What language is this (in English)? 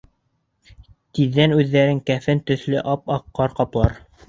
Bashkir